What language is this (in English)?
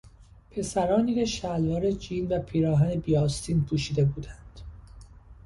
Persian